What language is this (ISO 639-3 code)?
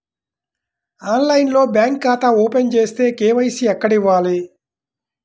tel